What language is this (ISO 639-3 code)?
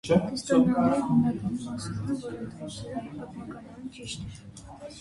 hye